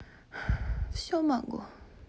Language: Russian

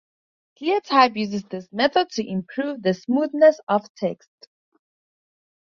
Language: English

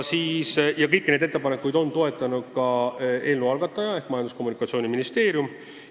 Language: Estonian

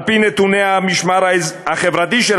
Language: Hebrew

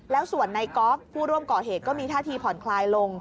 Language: Thai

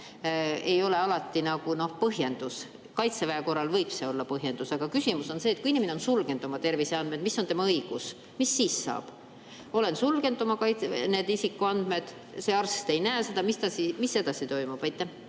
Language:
Estonian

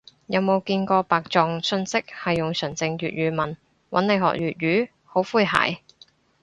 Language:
Cantonese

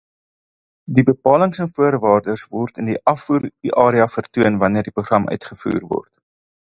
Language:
Afrikaans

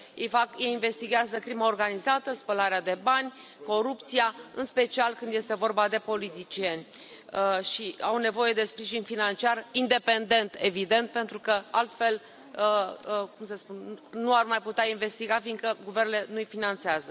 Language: Romanian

